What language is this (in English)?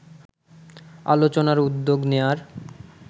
Bangla